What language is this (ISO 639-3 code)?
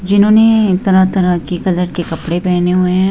hin